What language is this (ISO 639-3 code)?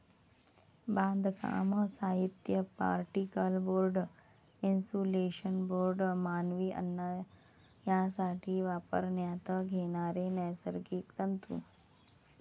mar